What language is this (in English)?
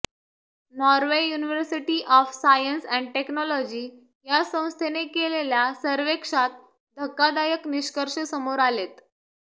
Marathi